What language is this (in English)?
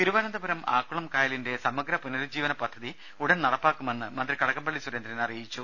Malayalam